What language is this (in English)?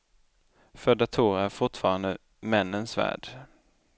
Swedish